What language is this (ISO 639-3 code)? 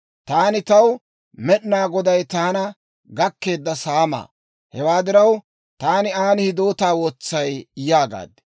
dwr